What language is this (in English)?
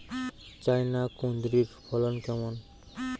Bangla